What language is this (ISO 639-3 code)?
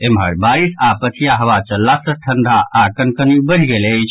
mai